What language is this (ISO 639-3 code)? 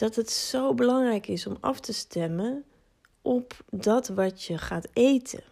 nld